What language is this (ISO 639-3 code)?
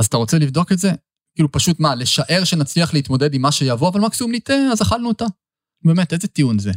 heb